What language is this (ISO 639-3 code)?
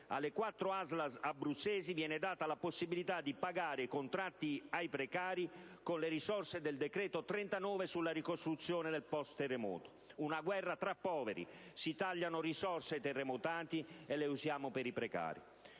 ita